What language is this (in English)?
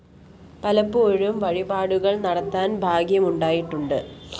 Malayalam